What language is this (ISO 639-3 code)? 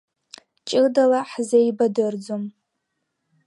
abk